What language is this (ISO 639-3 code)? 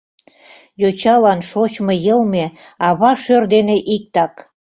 chm